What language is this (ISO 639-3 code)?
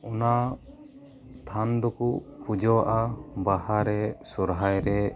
sat